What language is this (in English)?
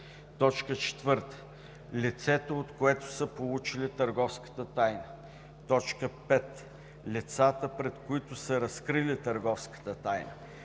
Bulgarian